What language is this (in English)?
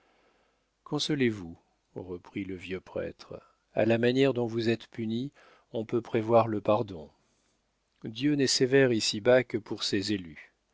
French